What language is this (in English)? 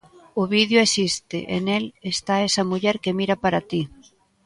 Galician